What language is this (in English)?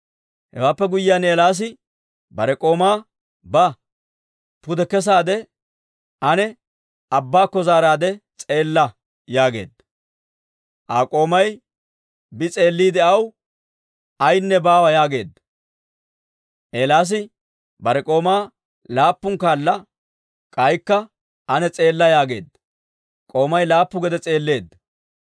Dawro